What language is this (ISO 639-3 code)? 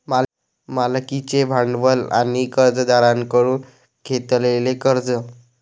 mar